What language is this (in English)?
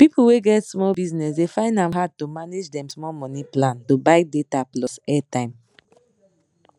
Nigerian Pidgin